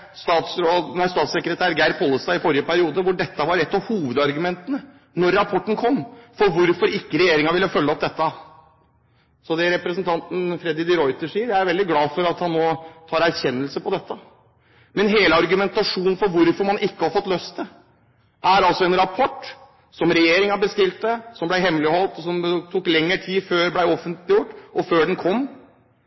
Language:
Norwegian Bokmål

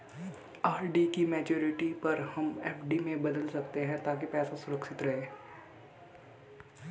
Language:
Hindi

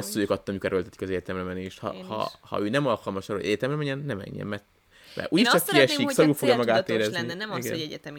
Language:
Hungarian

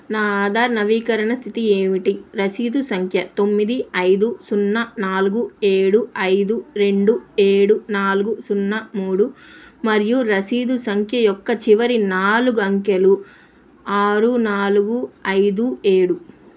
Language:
Telugu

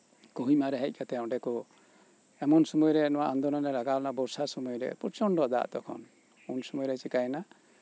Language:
Santali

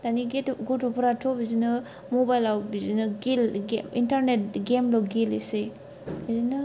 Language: Bodo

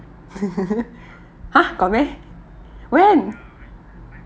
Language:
English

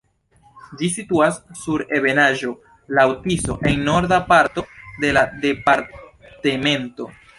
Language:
Esperanto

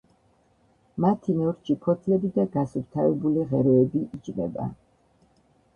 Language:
Georgian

